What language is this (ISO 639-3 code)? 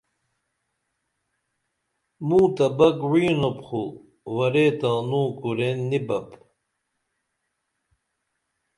dml